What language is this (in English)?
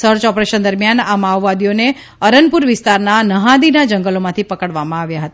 Gujarati